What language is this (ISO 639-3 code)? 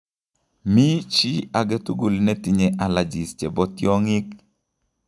kln